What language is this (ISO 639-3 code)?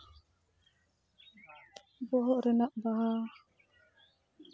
sat